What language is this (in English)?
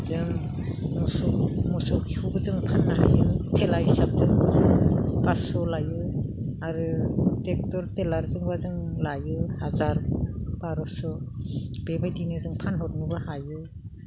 Bodo